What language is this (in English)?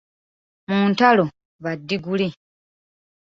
Ganda